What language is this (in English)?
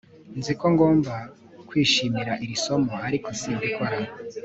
Kinyarwanda